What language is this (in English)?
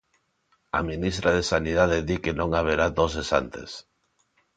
Galician